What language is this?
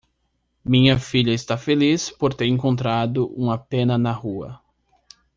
Portuguese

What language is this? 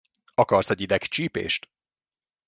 Hungarian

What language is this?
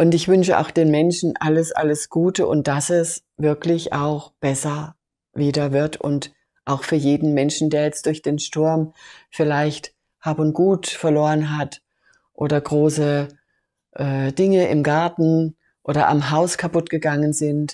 German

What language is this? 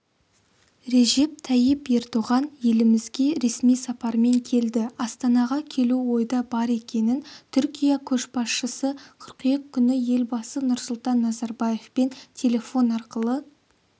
Kazakh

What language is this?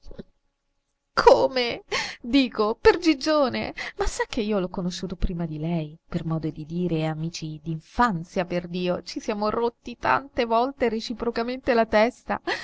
Italian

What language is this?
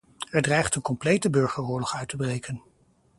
Dutch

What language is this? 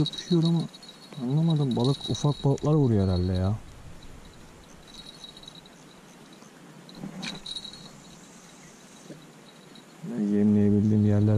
Turkish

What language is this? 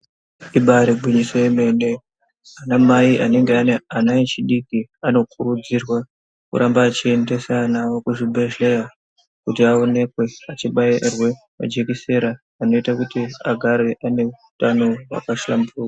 Ndau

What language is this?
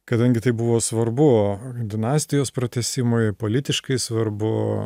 Lithuanian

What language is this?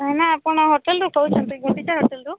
Odia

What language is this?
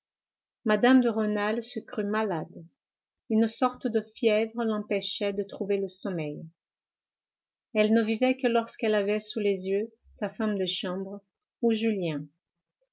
French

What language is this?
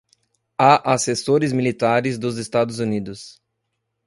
Portuguese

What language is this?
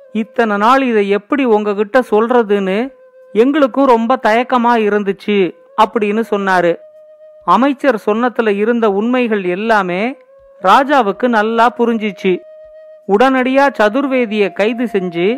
Tamil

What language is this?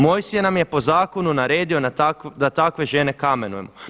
Croatian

